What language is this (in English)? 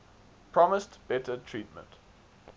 English